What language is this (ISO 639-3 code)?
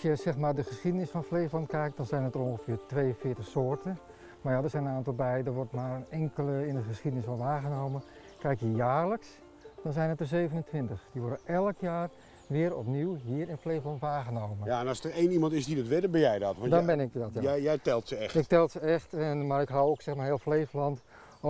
nld